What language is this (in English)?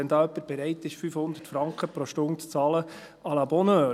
Swiss German